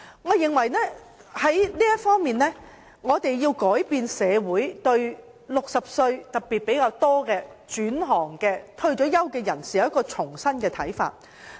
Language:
Cantonese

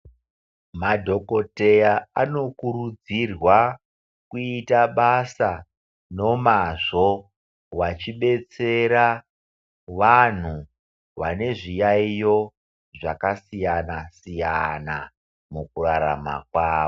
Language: Ndau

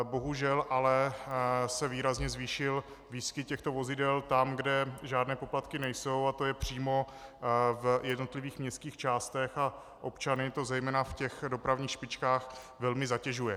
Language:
Czech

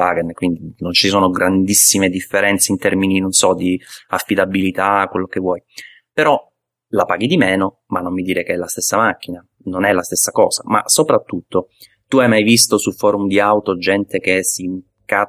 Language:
Italian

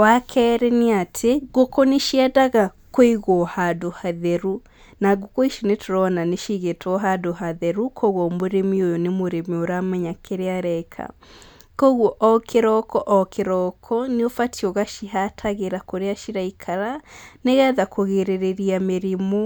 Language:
Kikuyu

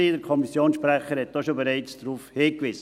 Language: Swiss German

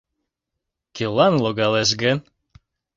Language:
Mari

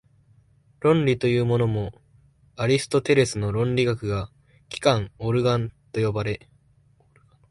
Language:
Japanese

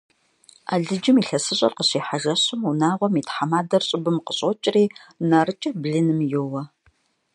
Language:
Kabardian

